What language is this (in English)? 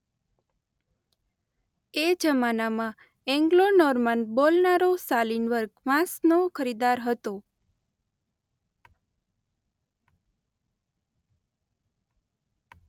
Gujarati